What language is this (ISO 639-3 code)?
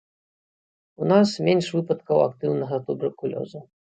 bel